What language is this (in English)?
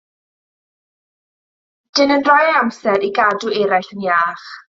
Welsh